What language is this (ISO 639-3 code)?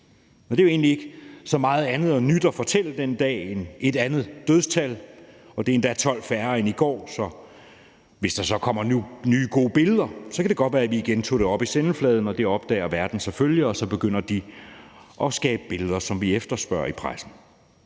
dan